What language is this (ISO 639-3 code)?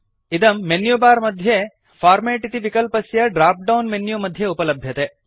san